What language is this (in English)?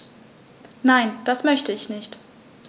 German